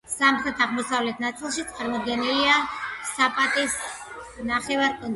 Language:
Georgian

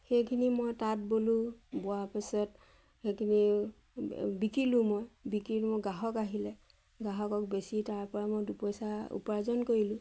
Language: Assamese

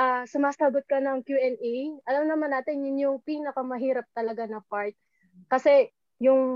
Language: Filipino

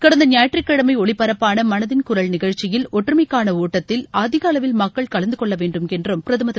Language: Tamil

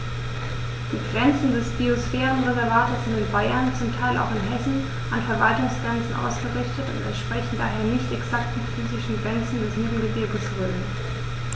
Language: German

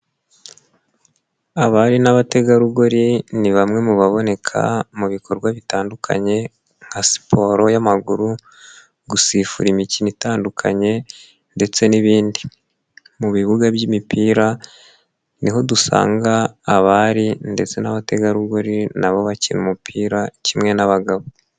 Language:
Kinyarwanda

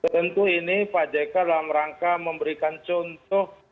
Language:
Indonesian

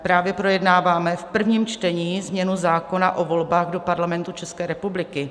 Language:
Czech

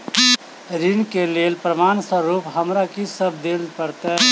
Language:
Maithili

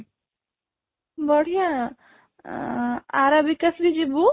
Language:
Odia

